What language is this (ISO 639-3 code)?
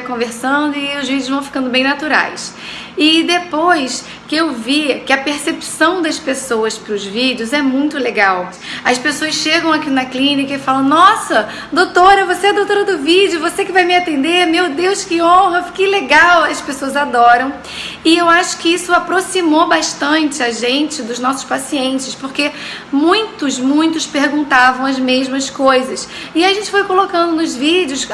por